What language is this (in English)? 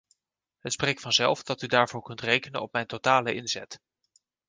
Dutch